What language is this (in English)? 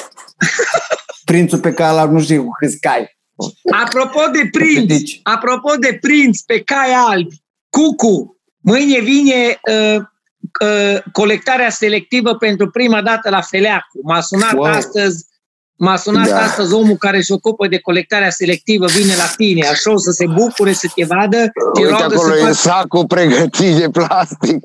Romanian